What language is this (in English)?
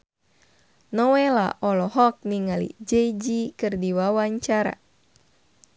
Sundanese